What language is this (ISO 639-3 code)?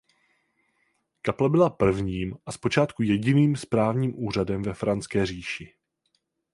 ces